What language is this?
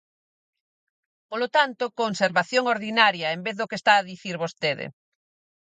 Galician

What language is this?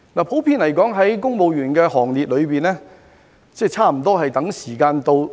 Cantonese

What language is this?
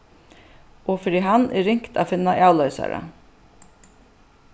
Faroese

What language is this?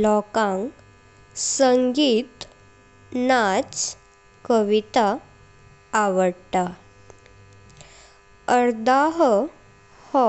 Konkani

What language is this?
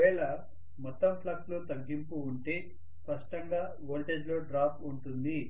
Telugu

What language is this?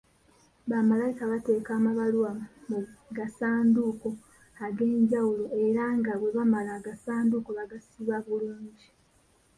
Ganda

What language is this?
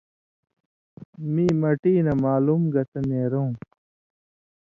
Indus Kohistani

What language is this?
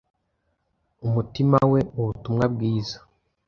Kinyarwanda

